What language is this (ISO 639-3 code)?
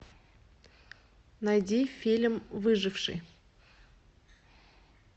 rus